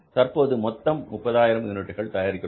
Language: Tamil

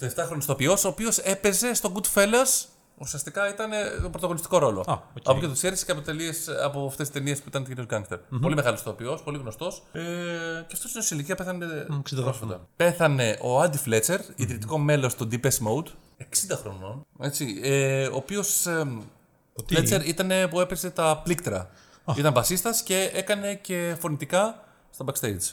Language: Greek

